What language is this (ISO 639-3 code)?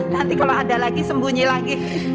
ind